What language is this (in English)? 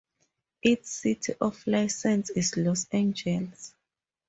English